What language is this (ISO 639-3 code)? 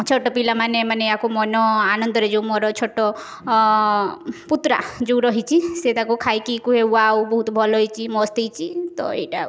ori